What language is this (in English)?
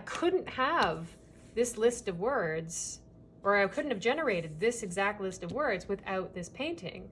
English